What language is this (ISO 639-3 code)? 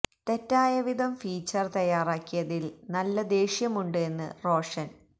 mal